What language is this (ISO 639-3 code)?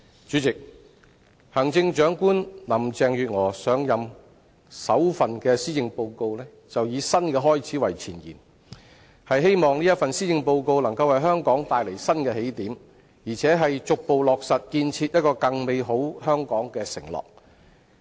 yue